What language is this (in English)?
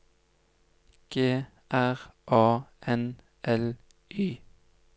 Norwegian